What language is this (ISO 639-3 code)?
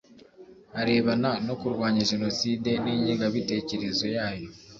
kin